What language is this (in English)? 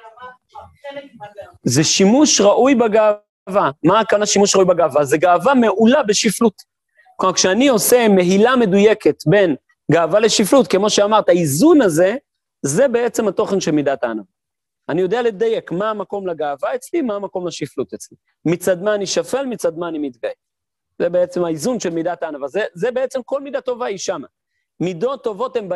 Hebrew